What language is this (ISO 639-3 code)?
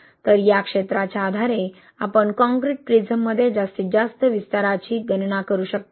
mar